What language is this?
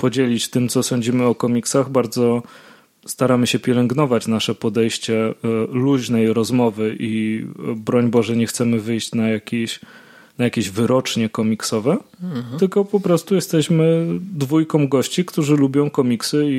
Polish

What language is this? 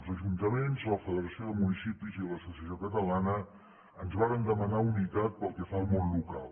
Catalan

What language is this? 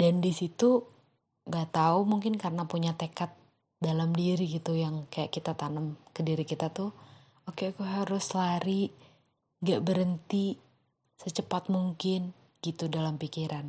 Indonesian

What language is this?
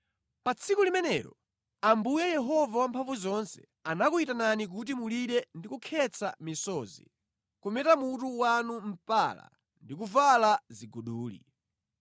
Nyanja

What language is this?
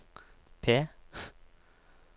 Norwegian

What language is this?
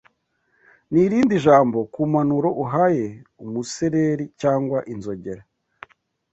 Kinyarwanda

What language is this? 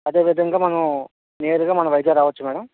Telugu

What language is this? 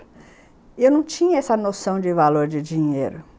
Portuguese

